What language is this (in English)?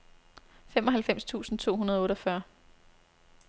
Danish